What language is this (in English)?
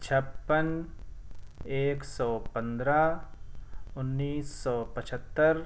Urdu